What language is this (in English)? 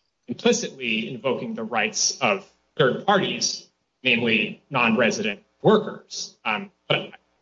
English